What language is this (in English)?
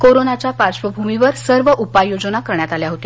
Marathi